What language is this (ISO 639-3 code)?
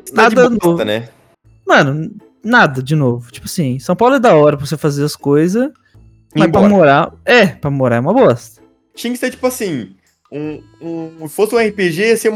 por